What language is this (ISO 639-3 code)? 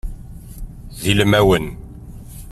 kab